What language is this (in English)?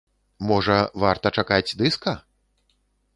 Belarusian